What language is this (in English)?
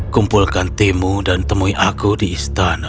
Indonesian